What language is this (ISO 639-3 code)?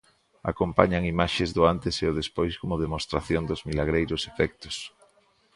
glg